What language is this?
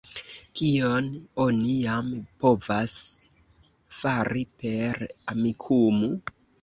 Esperanto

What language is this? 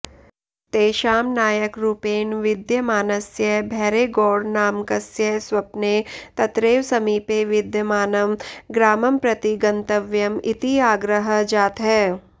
Sanskrit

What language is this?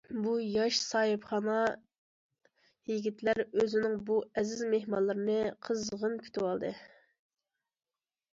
Uyghur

